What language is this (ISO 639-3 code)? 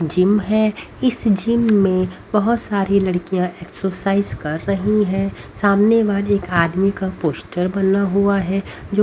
hin